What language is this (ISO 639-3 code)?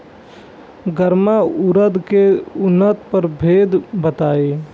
bho